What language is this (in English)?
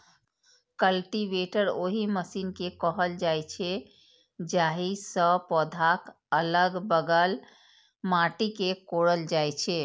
Maithili